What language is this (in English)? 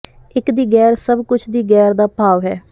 Punjabi